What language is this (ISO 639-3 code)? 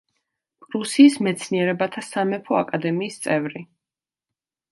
kat